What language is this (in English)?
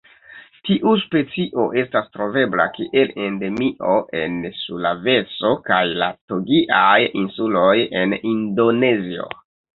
Esperanto